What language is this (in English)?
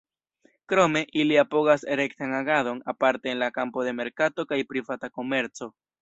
Esperanto